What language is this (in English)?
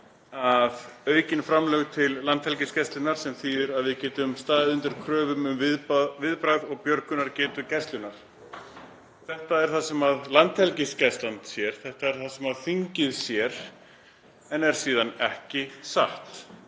Icelandic